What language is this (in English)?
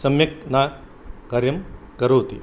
Sanskrit